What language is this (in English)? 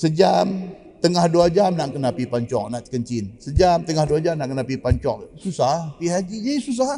Malay